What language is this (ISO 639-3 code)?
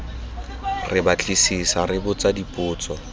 tsn